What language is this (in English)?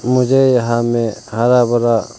Hindi